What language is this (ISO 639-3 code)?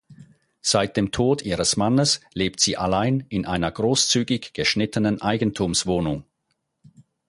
deu